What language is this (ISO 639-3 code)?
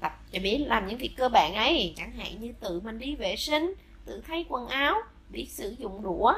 vie